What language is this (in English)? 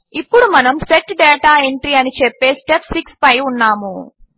Telugu